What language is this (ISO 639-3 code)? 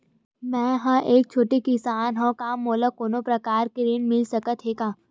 hne